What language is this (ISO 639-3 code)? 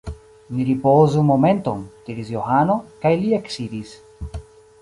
epo